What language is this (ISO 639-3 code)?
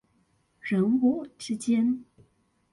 zho